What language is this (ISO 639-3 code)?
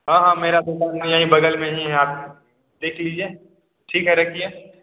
hin